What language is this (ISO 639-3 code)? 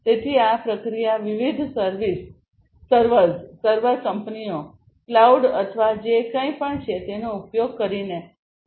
guj